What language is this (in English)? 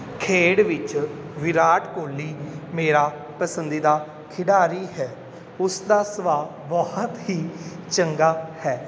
Punjabi